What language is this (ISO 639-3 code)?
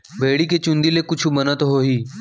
hne